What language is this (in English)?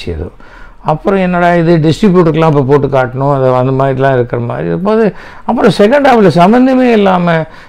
Tamil